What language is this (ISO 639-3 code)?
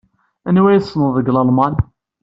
kab